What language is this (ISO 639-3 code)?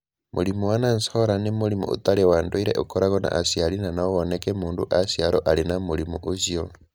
kik